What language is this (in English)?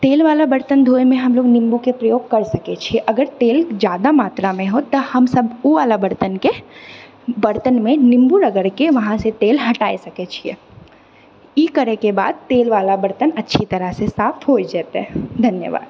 Maithili